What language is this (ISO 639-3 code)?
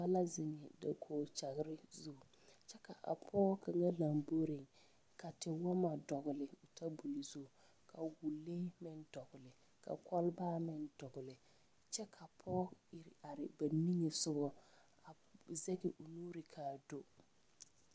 dga